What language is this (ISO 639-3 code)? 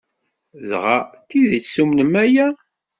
kab